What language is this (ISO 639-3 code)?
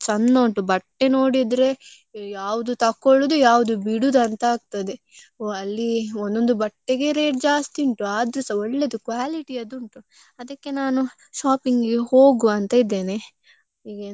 kan